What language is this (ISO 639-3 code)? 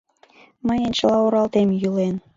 chm